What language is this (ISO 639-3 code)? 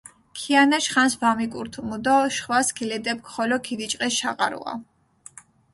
xmf